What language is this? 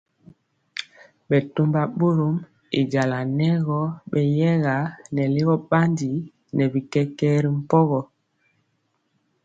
Mpiemo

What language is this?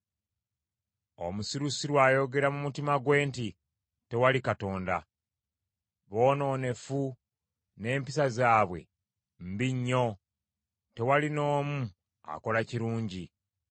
Ganda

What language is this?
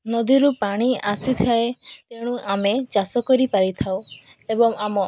Odia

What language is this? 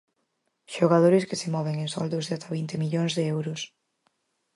Galician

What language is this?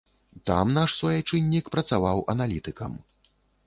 Belarusian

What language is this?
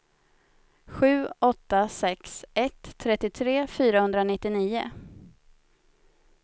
Swedish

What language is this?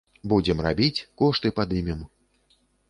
Belarusian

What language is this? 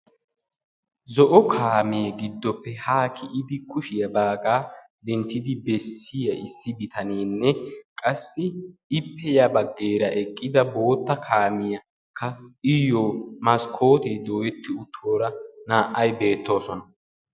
Wolaytta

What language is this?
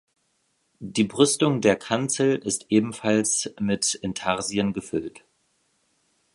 German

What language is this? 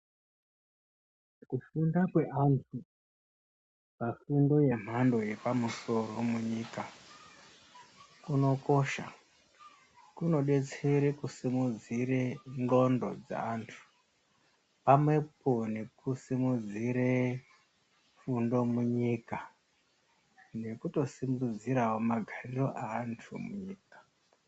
Ndau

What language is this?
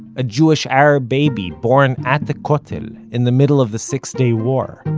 English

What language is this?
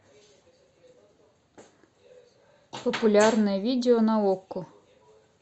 Russian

